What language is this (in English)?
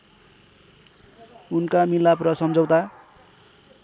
Nepali